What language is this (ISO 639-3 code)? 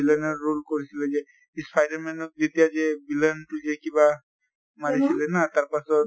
asm